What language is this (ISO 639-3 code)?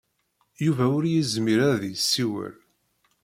kab